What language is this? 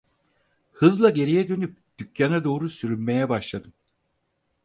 Turkish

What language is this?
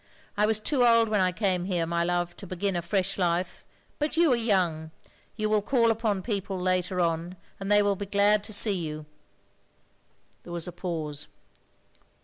English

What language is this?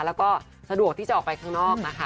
Thai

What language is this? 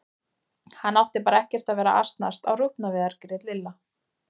Icelandic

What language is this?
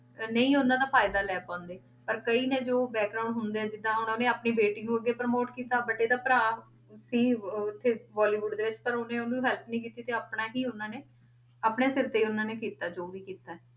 Punjabi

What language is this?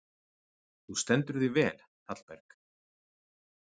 Icelandic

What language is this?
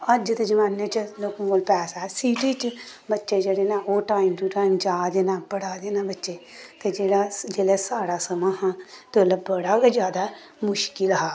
Dogri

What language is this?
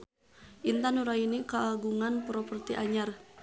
Sundanese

